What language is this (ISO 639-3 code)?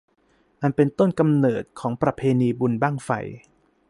tha